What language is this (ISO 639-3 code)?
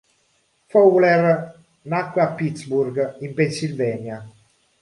ita